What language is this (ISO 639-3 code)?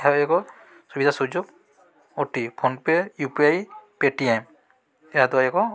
ori